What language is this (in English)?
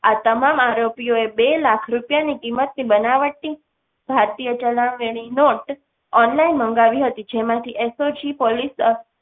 Gujarati